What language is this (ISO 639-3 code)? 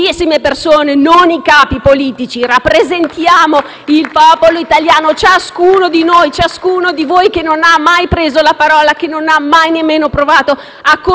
ita